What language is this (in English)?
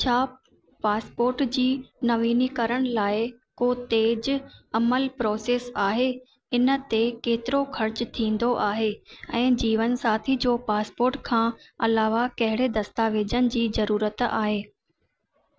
Sindhi